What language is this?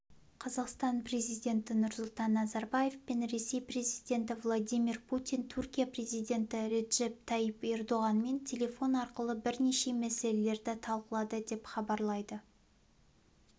Kazakh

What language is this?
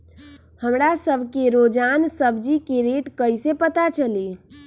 Magahi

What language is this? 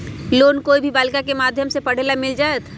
Magahi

